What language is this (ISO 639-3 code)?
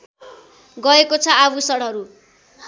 nep